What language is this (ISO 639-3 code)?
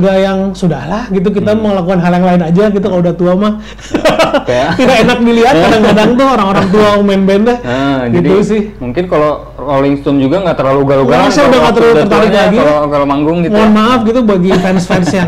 ind